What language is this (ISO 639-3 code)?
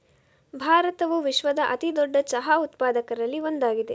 kan